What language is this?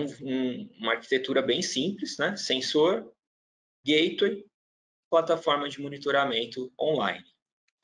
Portuguese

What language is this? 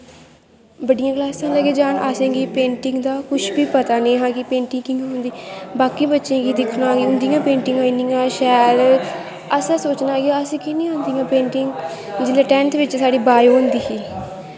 Dogri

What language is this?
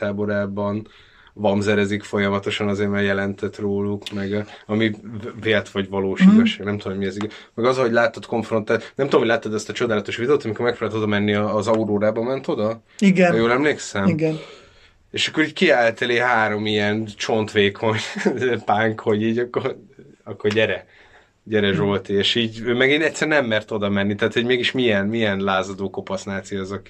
Hungarian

